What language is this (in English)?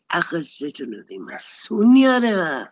Welsh